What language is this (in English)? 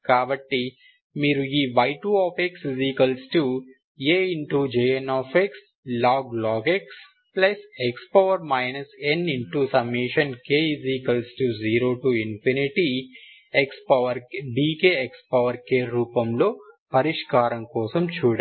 Telugu